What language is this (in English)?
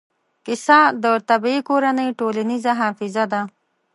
Pashto